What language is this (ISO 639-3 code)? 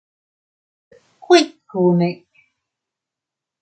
cut